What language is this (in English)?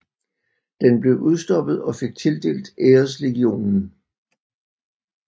Danish